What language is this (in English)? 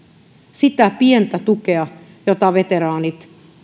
Finnish